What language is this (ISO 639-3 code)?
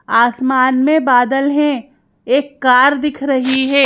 hin